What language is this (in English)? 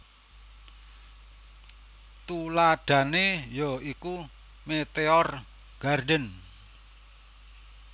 Javanese